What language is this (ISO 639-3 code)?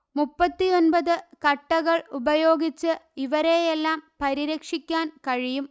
mal